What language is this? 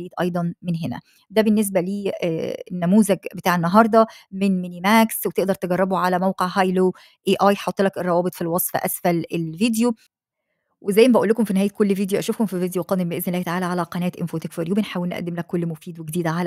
Arabic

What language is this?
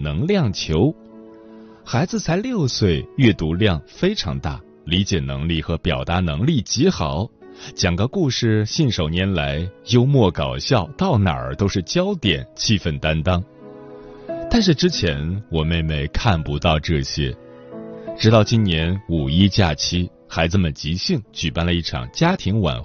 Chinese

